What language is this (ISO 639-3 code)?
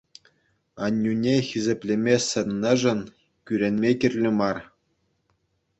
chv